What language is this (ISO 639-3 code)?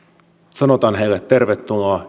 fin